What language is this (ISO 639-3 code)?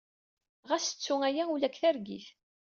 kab